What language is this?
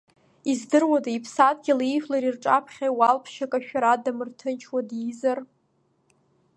Abkhazian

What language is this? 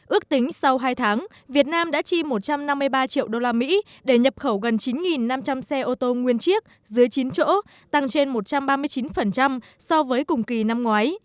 Vietnamese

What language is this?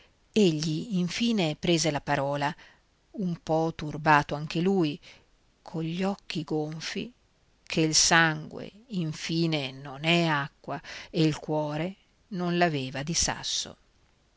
Italian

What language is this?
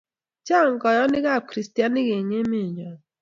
Kalenjin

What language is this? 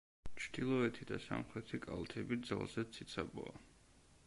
Georgian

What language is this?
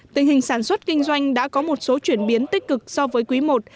Vietnamese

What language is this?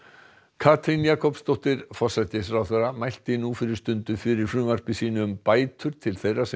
Icelandic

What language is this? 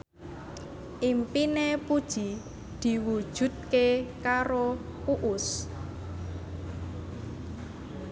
Javanese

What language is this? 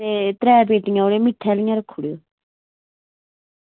Dogri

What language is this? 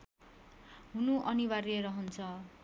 Nepali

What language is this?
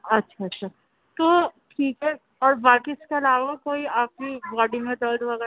Urdu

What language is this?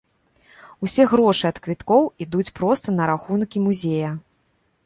Belarusian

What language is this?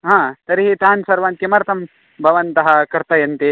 Sanskrit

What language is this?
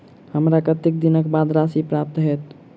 Maithili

